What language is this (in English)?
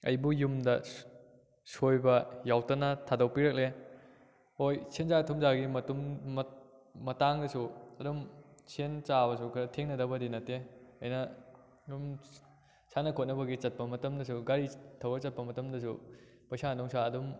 Manipuri